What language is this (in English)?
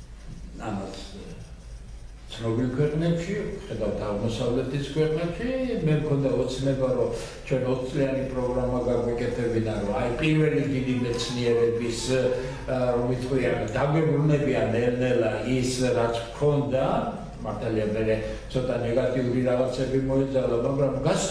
Romanian